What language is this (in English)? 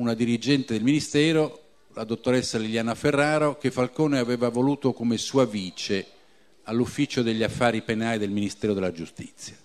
Italian